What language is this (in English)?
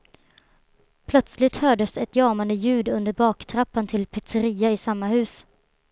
Swedish